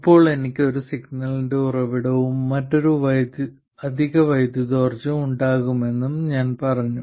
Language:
Malayalam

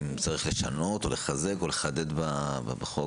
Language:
Hebrew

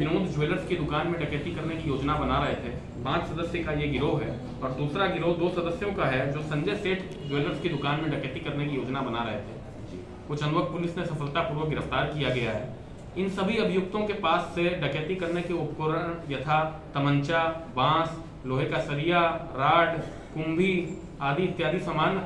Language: Hindi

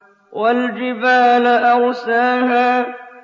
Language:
Arabic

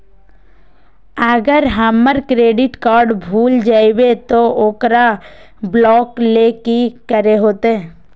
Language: Magahi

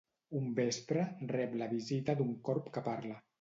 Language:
Catalan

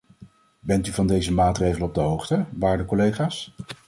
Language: Dutch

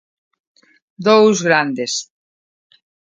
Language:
Galician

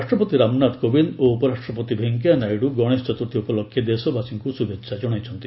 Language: Odia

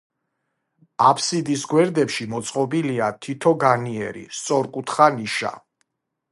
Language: Georgian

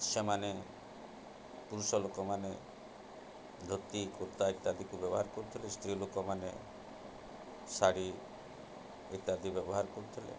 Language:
Odia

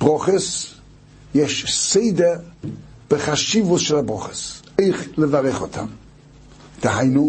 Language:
Hebrew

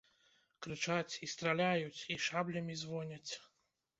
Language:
Belarusian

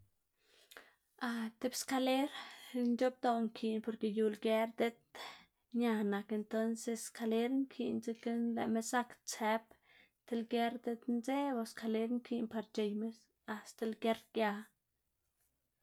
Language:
Xanaguía Zapotec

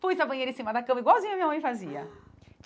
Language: Portuguese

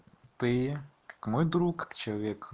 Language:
Russian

